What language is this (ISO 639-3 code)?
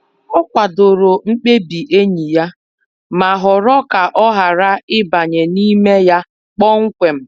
ibo